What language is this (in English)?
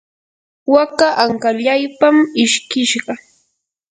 Yanahuanca Pasco Quechua